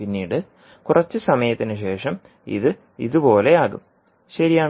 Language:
Malayalam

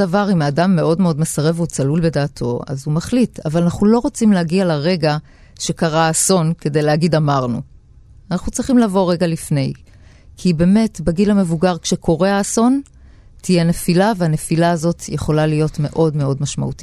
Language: Hebrew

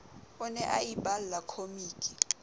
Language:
Southern Sotho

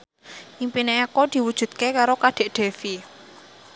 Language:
Javanese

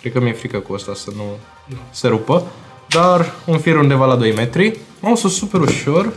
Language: Romanian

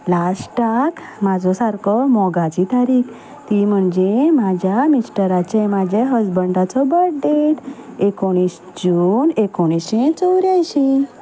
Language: Konkani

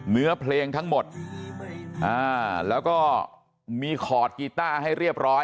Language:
Thai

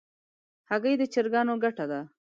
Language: Pashto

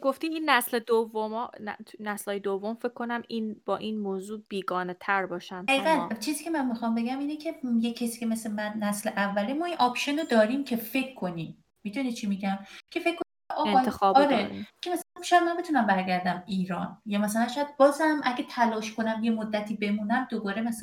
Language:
Persian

